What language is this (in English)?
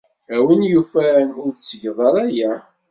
Kabyle